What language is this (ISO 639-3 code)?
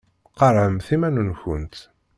kab